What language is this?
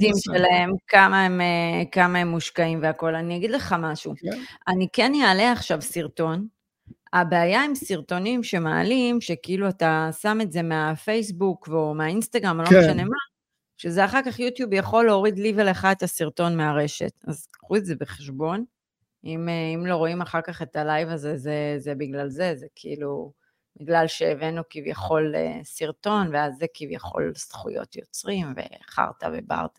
Hebrew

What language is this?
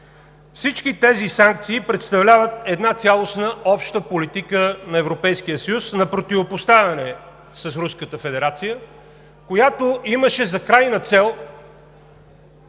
Bulgarian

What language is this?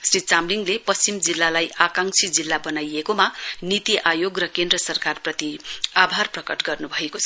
Nepali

